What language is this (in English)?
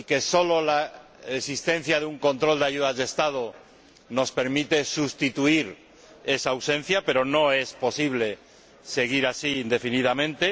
Spanish